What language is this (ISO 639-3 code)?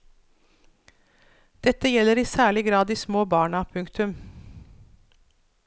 nor